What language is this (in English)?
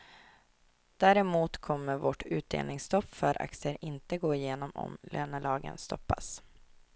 Swedish